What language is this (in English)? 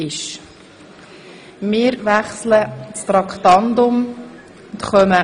Swiss German